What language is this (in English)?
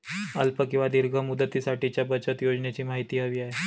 Marathi